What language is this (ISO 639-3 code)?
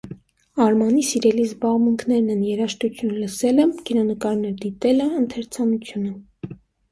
hye